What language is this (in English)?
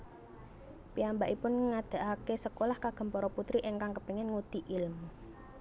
Javanese